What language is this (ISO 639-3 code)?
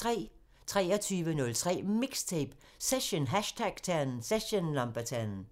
dan